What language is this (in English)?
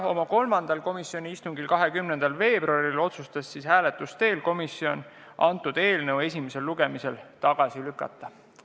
Estonian